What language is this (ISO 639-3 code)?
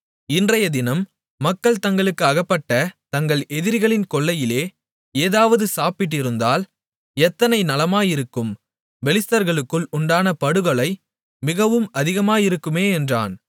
tam